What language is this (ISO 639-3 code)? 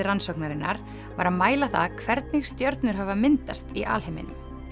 isl